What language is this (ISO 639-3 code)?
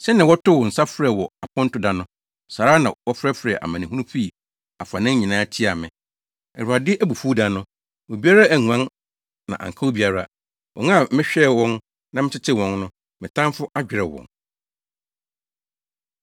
aka